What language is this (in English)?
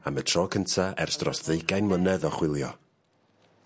Welsh